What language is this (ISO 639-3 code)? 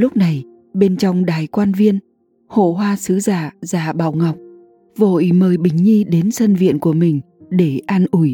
vie